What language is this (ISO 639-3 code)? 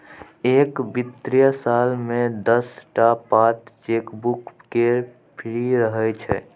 mai